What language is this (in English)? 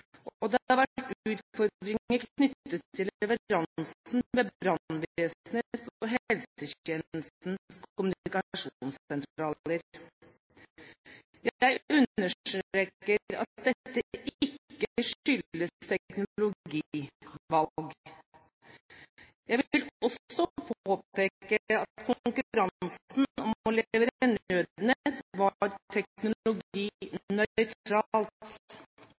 Norwegian Bokmål